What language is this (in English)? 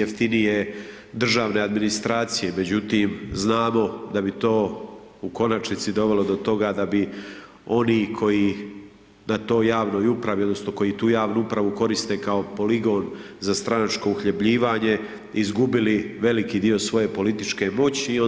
Croatian